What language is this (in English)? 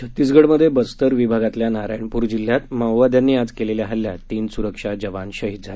Marathi